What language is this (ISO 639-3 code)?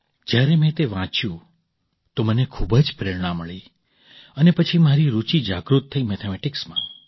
guj